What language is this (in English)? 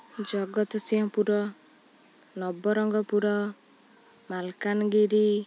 Odia